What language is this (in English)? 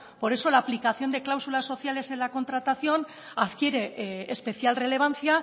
Spanish